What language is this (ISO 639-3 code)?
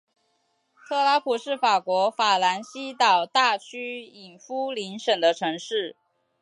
zho